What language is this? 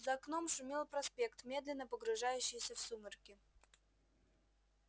Russian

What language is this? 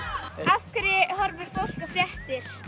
Icelandic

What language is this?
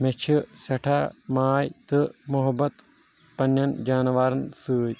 Kashmiri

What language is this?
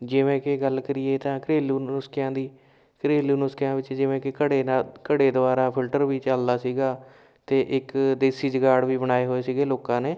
Punjabi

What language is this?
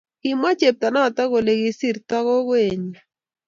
Kalenjin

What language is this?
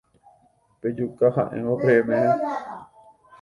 Guarani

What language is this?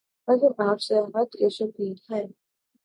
Urdu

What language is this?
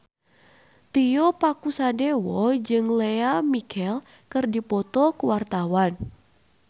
Sundanese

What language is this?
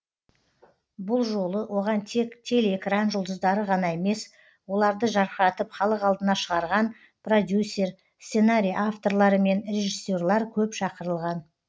Kazakh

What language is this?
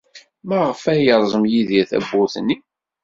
Kabyle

